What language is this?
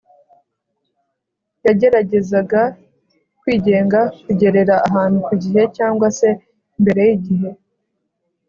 Kinyarwanda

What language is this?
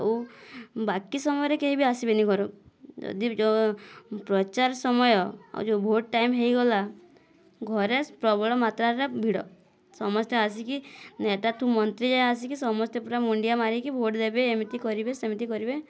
Odia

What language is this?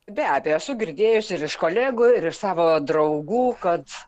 Lithuanian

